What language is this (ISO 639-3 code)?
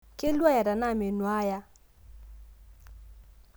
mas